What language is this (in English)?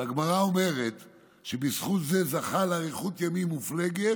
Hebrew